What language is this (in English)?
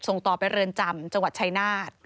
Thai